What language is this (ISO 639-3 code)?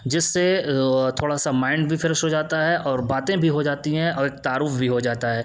urd